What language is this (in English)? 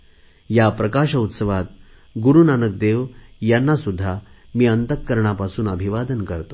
Marathi